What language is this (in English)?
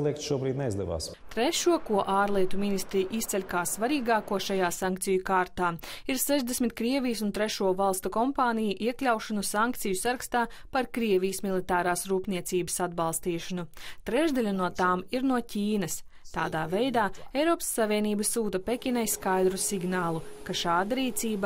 Latvian